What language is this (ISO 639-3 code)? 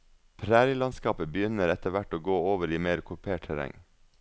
nor